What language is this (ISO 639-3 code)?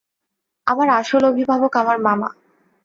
ben